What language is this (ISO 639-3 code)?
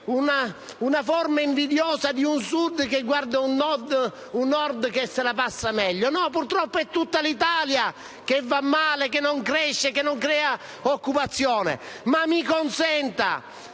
ita